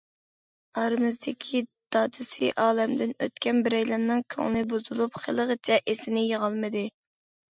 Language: Uyghur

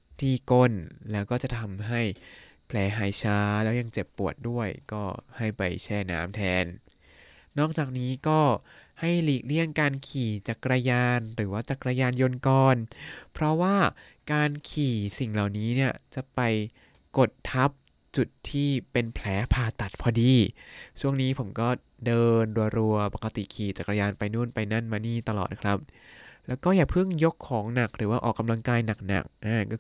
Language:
Thai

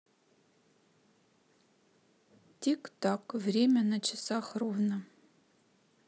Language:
Russian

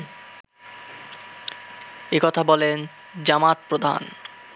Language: Bangla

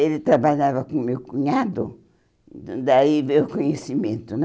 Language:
Portuguese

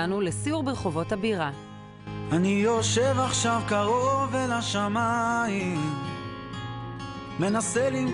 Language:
Hebrew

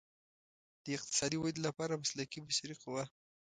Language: Pashto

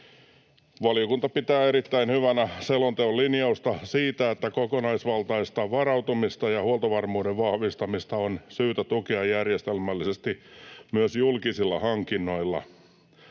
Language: Finnish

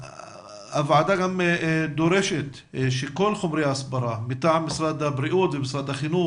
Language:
Hebrew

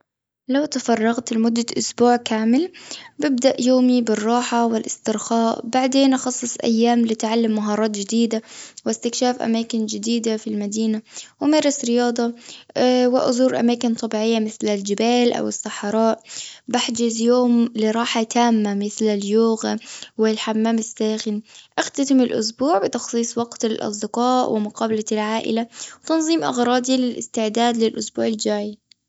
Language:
Gulf Arabic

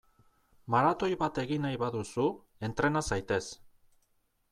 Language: Basque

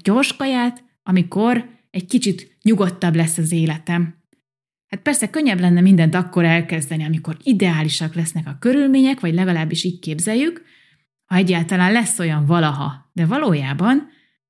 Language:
Hungarian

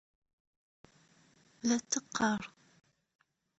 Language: Kabyle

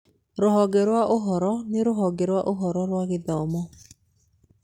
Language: Kikuyu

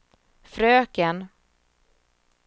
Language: Swedish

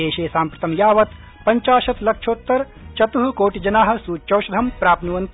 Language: Sanskrit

